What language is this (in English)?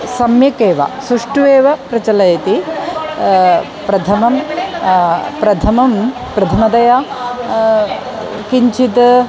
Sanskrit